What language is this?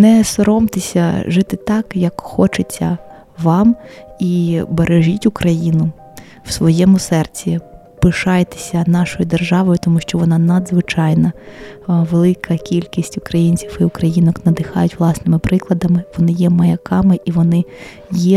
Ukrainian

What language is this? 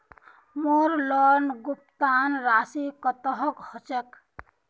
Magahi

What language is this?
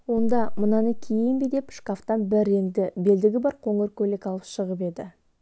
Kazakh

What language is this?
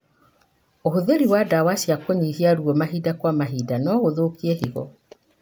Kikuyu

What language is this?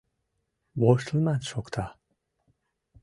Mari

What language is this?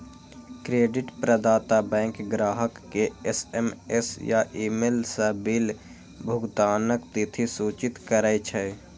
Maithili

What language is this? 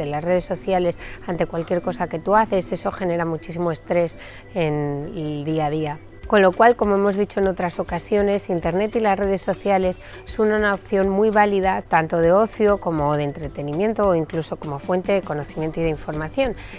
Spanish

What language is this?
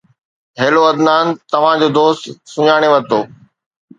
Sindhi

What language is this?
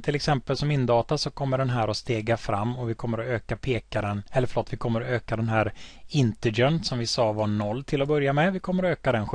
Swedish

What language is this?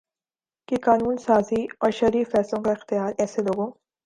Urdu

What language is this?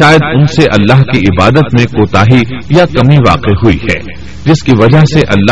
Urdu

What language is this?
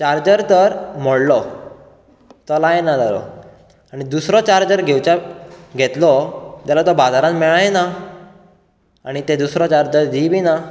Konkani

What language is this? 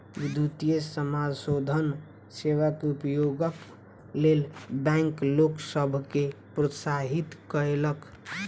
Maithili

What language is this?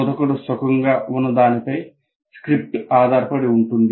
Telugu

